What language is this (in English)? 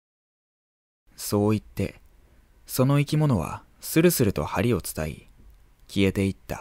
Japanese